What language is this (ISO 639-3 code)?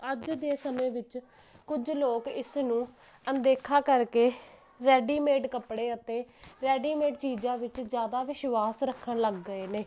pan